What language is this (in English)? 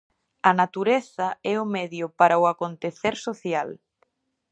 Galician